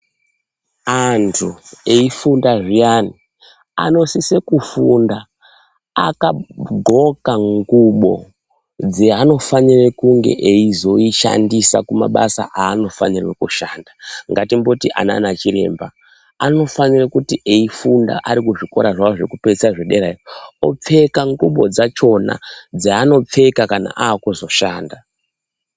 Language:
Ndau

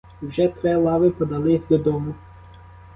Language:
Ukrainian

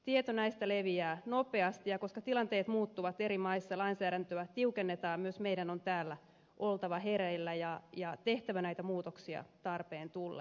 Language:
Finnish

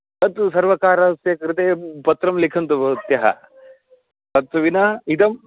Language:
Sanskrit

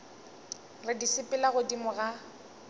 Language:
Northern Sotho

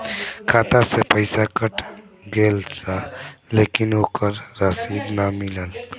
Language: Bhojpuri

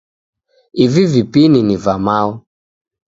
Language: Taita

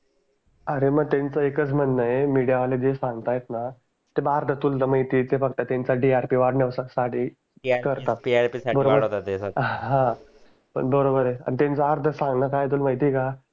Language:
Marathi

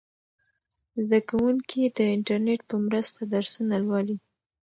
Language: Pashto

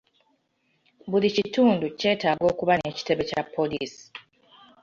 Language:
Ganda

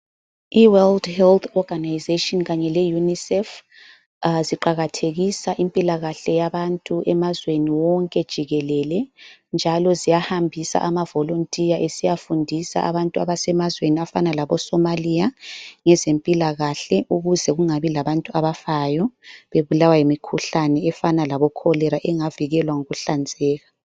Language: North Ndebele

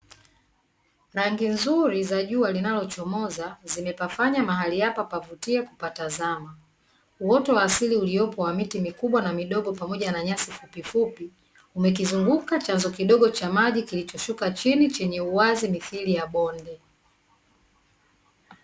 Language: Swahili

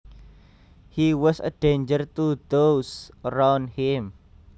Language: Javanese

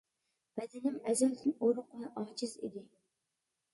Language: Uyghur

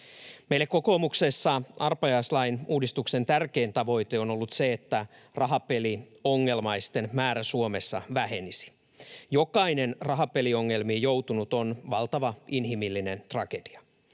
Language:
Finnish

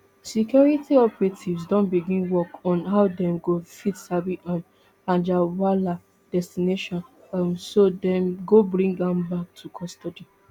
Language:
Nigerian Pidgin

